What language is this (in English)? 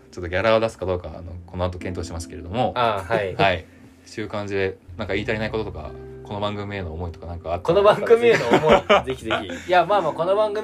Japanese